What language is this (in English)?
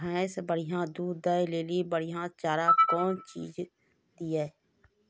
Maithili